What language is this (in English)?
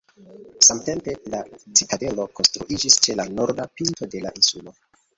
Esperanto